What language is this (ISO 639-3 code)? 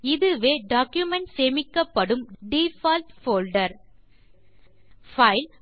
tam